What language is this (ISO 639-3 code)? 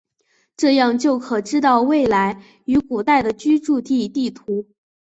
zho